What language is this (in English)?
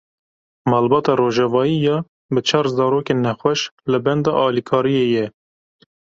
Kurdish